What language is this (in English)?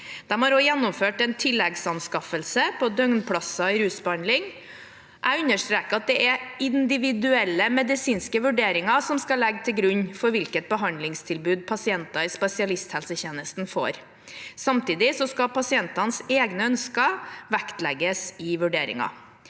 Norwegian